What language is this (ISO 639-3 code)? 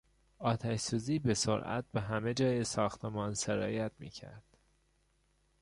fas